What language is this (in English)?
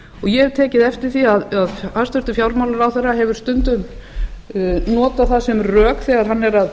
Icelandic